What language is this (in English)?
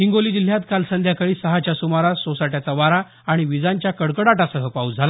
Marathi